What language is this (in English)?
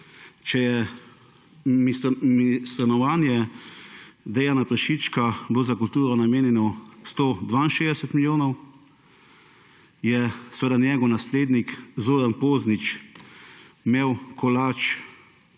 Slovenian